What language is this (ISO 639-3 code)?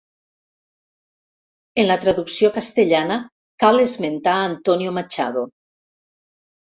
cat